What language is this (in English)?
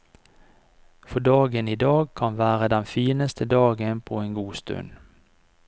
Norwegian